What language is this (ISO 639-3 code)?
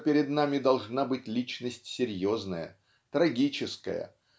rus